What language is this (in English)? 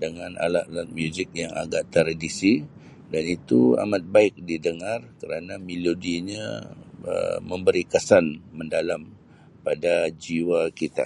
Sabah Malay